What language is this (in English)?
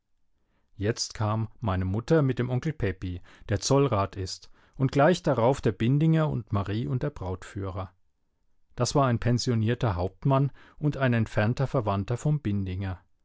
German